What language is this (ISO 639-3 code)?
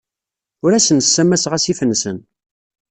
kab